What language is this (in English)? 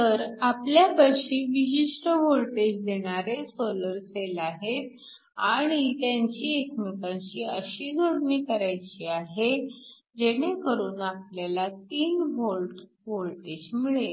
Marathi